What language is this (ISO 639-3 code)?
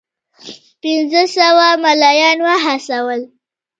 pus